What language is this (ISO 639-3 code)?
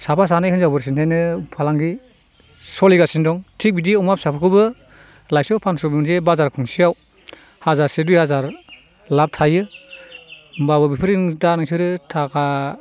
brx